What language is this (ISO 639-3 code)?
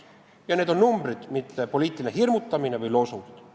est